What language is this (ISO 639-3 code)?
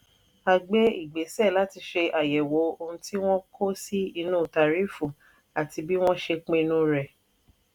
yor